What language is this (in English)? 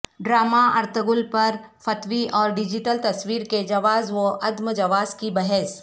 Urdu